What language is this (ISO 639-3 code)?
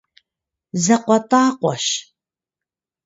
kbd